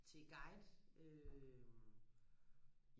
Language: Danish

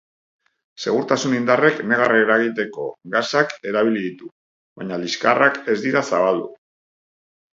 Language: Basque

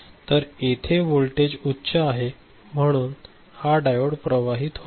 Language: Marathi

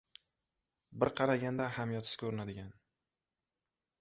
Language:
Uzbek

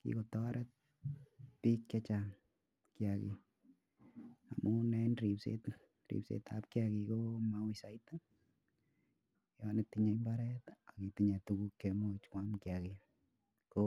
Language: Kalenjin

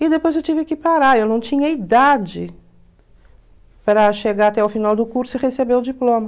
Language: Portuguese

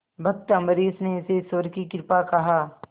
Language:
Hindi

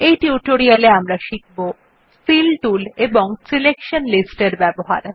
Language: Bangla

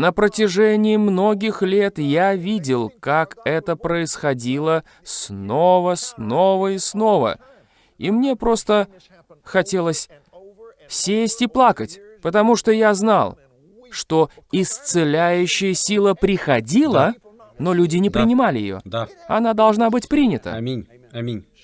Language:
Russian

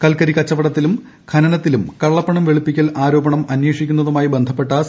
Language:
Malayalam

